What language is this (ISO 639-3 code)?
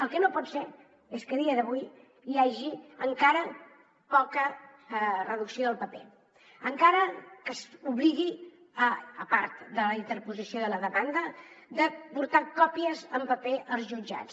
cat